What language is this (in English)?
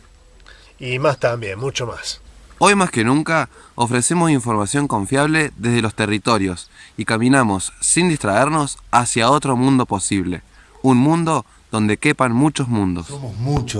Spanish